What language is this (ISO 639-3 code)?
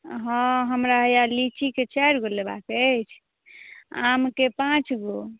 mai